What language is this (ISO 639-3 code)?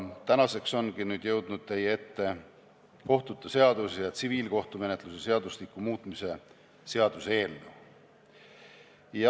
est